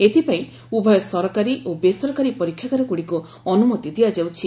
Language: Odia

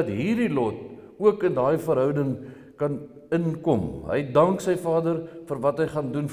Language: Dutch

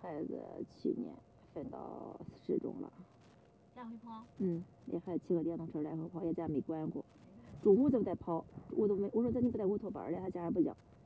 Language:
Chinese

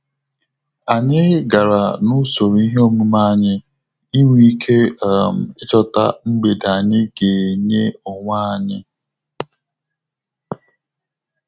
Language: Igbo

